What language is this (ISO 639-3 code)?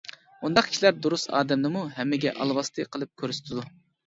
uig